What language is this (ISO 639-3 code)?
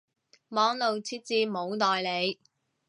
yue